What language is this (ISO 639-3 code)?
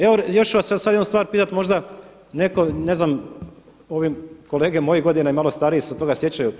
hrv